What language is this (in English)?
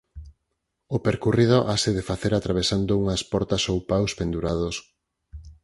Galician